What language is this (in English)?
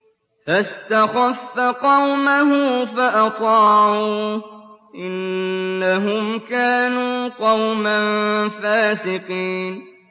Arabic